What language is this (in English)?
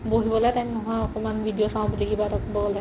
Assamese